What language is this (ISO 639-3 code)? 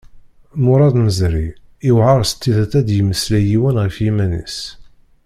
kab